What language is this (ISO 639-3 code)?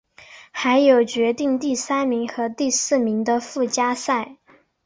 zho